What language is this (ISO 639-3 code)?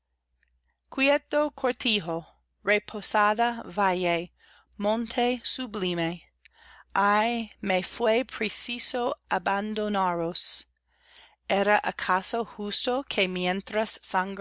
spa